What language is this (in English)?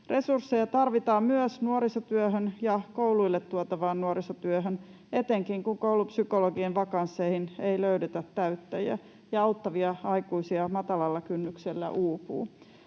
Finnish